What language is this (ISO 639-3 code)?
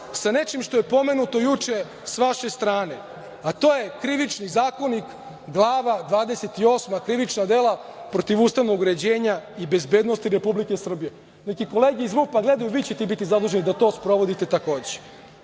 srp